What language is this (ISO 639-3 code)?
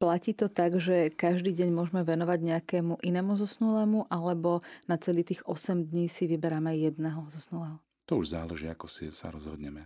slk